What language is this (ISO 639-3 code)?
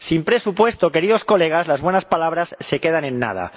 spa